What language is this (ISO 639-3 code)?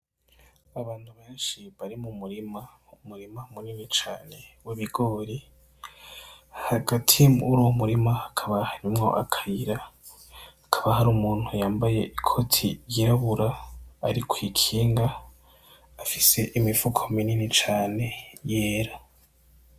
run